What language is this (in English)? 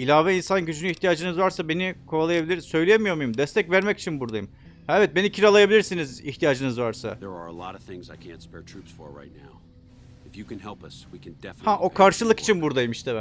Turkish